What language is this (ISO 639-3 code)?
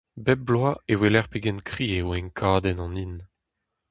bre